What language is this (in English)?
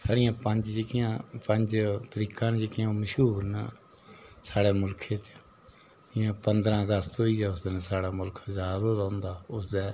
Dogri